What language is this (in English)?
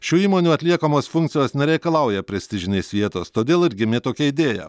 Lithuanian